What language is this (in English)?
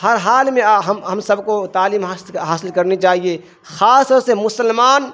Urdu